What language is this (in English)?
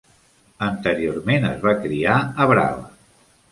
Catalan